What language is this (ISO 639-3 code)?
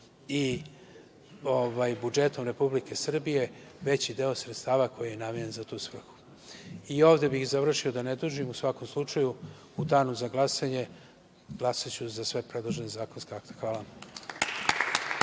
srp